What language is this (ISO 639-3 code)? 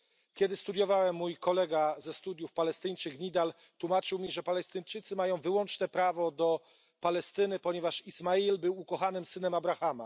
pol